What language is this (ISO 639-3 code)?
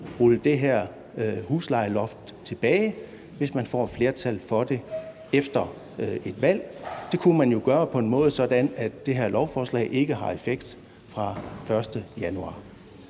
dan